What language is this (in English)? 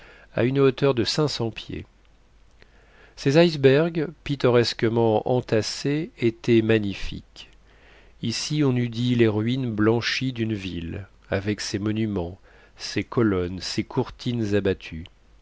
French